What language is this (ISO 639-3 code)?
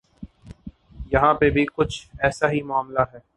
urd